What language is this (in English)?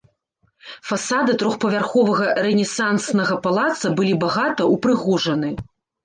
Belarusian